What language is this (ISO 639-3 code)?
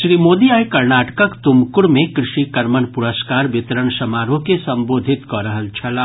mai